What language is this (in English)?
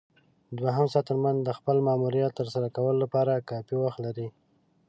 Pashto